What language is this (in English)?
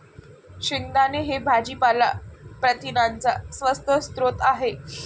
Marathi